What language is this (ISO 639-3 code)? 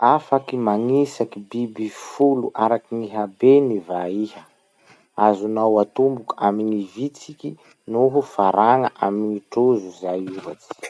msh